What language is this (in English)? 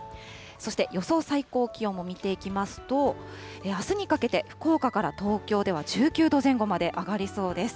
Japanese